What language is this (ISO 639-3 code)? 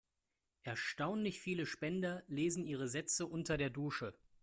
deu